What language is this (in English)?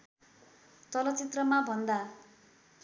Nepali